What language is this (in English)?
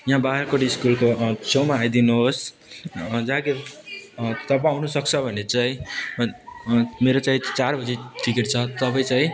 Nepali